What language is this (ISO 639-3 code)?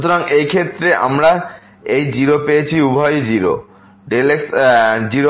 ben